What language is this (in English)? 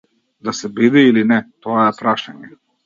Macedonian